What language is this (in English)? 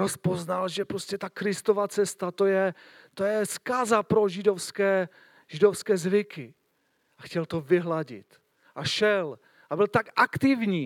Czech